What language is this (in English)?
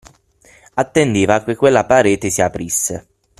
Italian